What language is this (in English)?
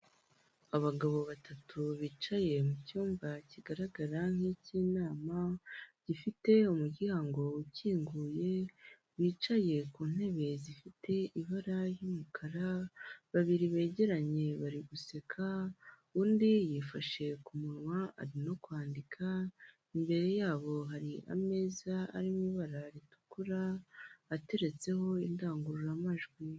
Kinyarwanda